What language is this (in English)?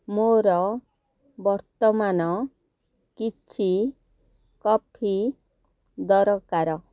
Odia